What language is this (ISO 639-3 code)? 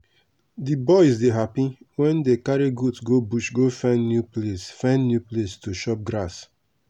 pcm